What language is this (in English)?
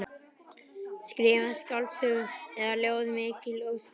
Icelandic